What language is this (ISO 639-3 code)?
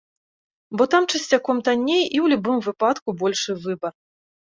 bel